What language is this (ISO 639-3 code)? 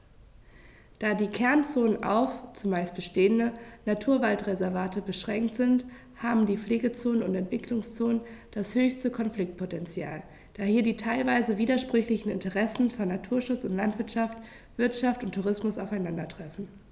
deu